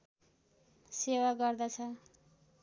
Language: Nepali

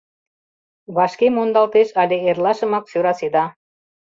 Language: Mari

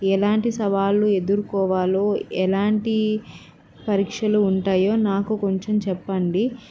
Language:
Telugu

